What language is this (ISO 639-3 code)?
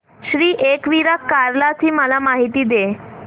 mar